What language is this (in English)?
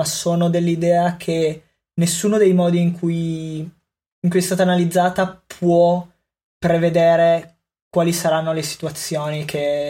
Italian